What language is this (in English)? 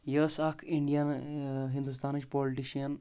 Kashmiri